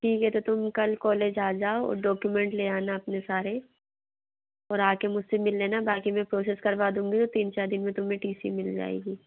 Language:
Hindi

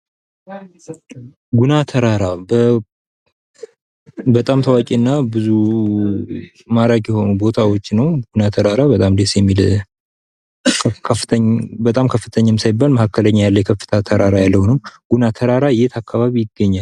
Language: Amharic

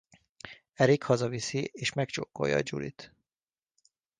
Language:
Hungarian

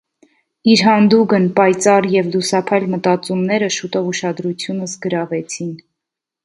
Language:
Armenian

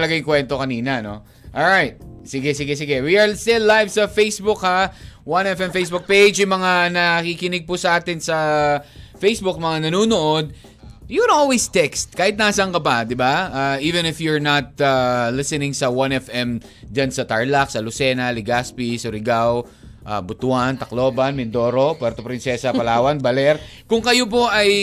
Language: Filipino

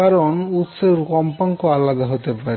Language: Bangla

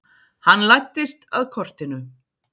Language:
Icelandic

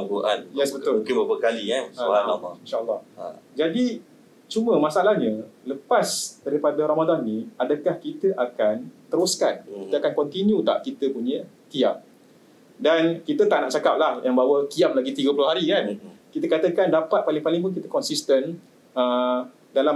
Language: Malay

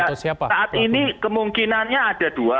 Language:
Indonesian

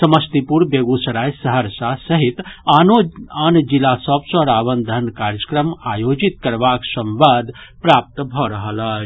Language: Maithili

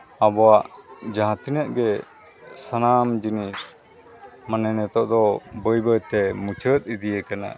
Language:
Santali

